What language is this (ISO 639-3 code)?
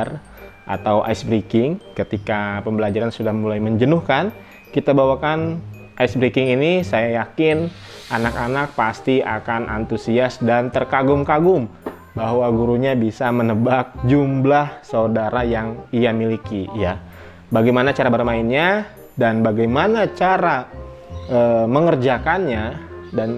ind